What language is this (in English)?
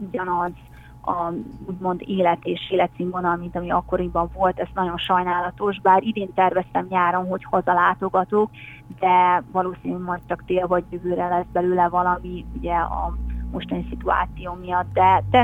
Hungarian